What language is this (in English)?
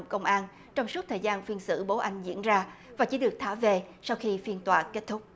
Vietnamese